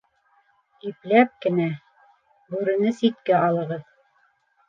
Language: Bashkir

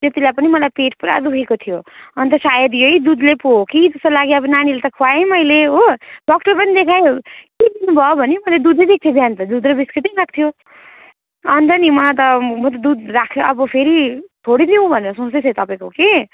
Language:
Nepali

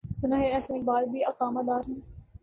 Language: Urdu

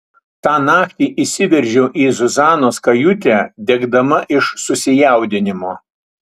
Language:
Lithuanian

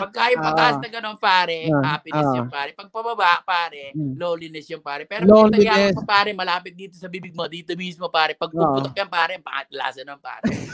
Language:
Filipino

